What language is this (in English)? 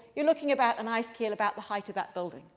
English